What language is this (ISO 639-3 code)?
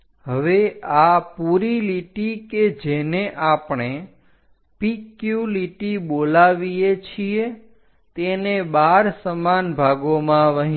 guj